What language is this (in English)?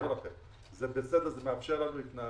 Hebrew